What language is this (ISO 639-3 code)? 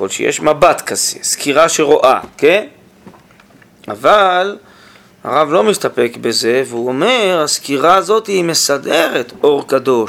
heb